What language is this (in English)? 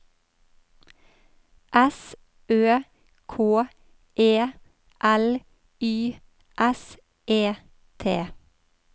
Norwegian